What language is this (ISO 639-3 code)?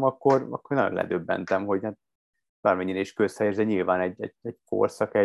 hun